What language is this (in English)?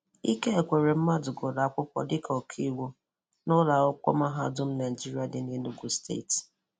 Igbo